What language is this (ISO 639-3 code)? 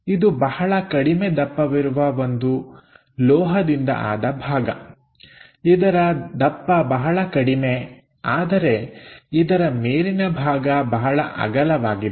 kan